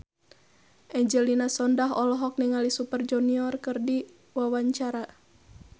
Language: Sundanese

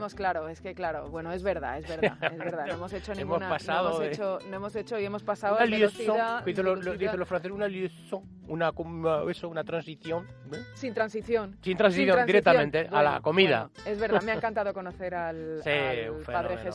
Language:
Spanish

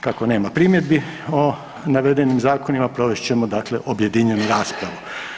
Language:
Croatian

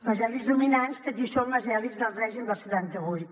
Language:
Catalan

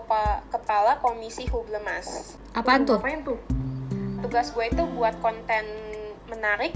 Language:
Indonesian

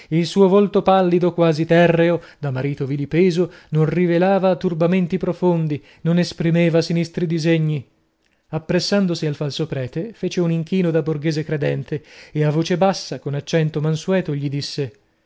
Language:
Italian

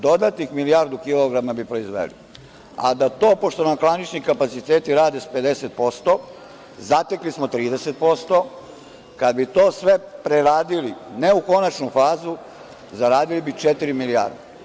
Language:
Serbian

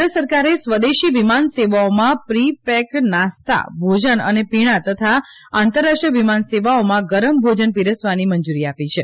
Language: Gujarati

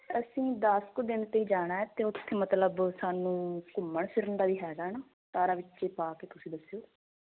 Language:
Punjabi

